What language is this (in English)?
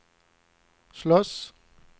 Swedish